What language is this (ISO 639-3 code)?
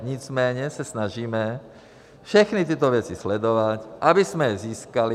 ces